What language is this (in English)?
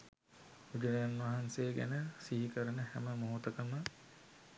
Sinhala